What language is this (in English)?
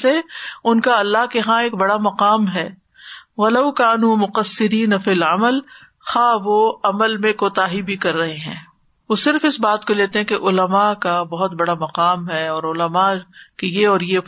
Urdu